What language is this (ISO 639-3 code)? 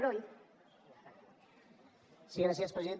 cat